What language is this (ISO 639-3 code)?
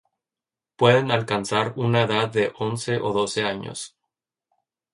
spa